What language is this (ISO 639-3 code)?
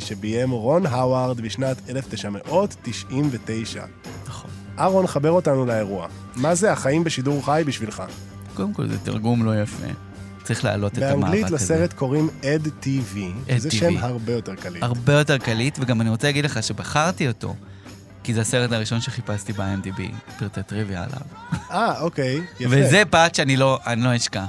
heb